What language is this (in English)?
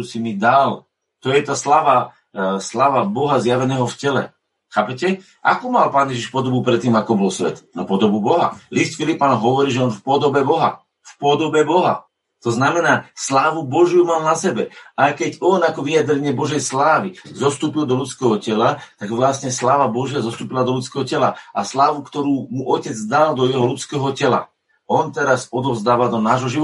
Slovak